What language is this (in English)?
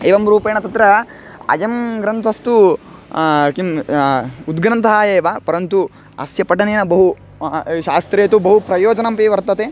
Sanskrit